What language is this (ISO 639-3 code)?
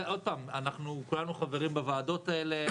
heb